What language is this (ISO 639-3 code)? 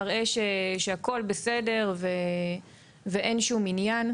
heb